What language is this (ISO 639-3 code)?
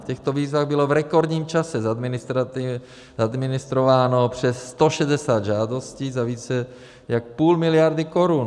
ces